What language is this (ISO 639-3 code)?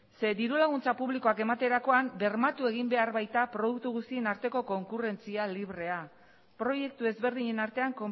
eus